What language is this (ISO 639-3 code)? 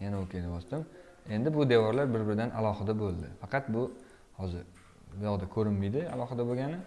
tur